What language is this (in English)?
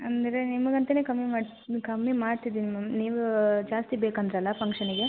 Kannada